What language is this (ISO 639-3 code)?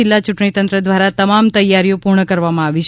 guj